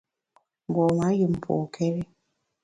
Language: Bamun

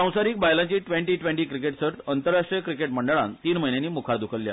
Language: Konkani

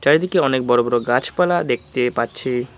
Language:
Bangla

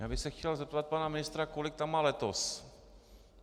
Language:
Czech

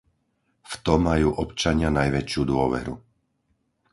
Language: Slovak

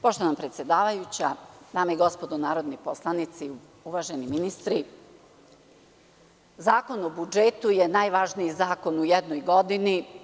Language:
Serbian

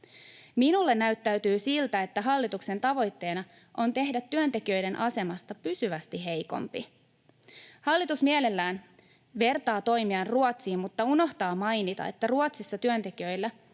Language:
Finnish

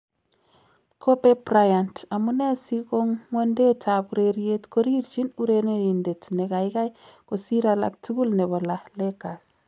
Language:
Kalenjin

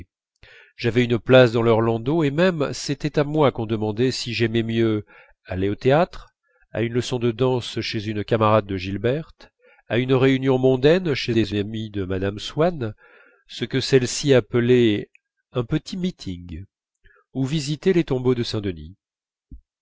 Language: French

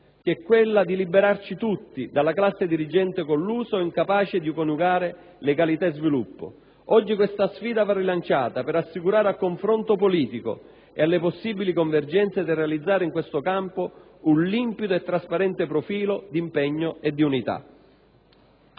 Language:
Italian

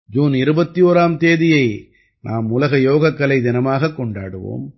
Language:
Tamil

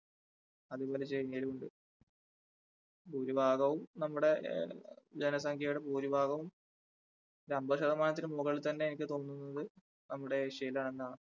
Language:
Malayalam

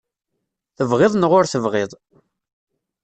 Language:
Kabyle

